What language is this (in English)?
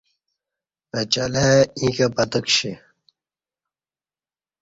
Kati